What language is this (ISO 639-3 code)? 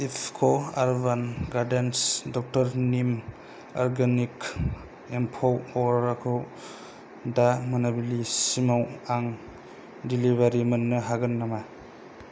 brx